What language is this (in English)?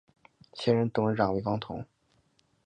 Chinese